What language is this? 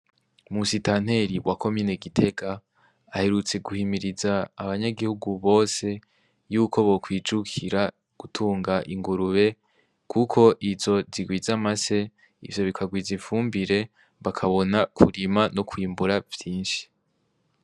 Rundi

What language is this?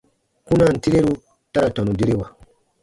Baatonum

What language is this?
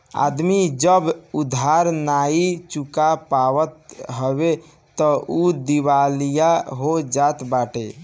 Bhojpuri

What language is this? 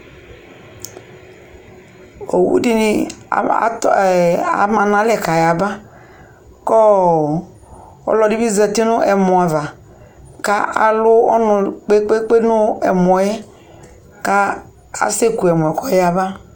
Ikposo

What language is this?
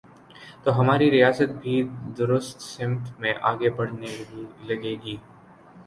Urdu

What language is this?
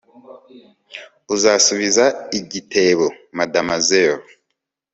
Kinyarwanda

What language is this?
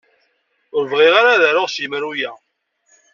Kabyle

